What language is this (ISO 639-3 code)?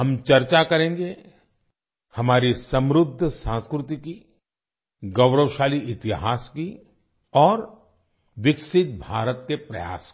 hin